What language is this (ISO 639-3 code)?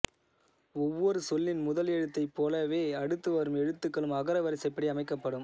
tam